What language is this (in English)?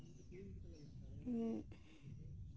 Santali